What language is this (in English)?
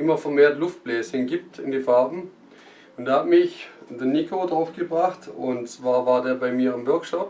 German